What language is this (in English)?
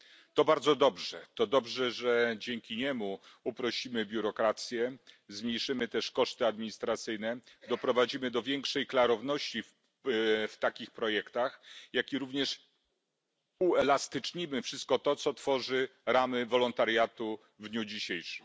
Polish